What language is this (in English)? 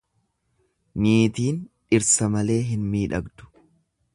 Oromo